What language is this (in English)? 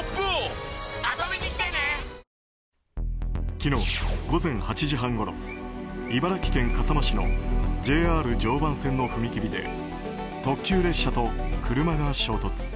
Japanese